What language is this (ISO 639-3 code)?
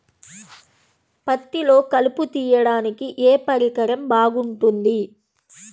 tel